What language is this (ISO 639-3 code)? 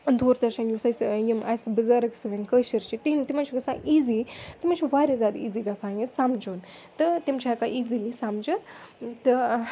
kas